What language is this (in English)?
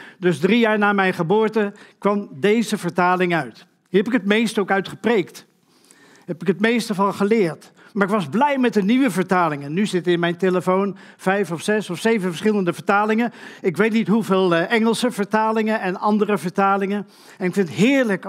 Dutch